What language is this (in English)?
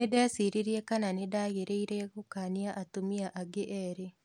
Kikuyu